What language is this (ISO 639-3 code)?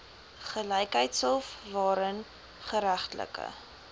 afr